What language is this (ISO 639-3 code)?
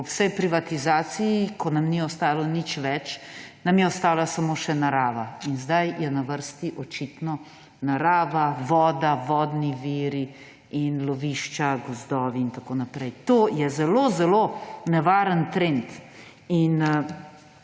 slv